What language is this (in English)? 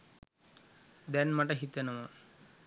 Sinhala